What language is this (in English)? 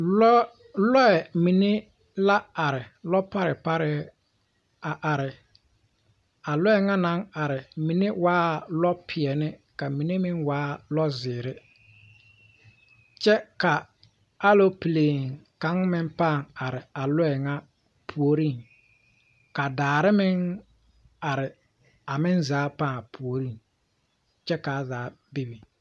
Southern Dagaare